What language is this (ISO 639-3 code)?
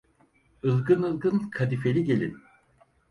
tur